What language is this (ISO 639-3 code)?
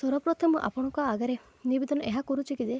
ori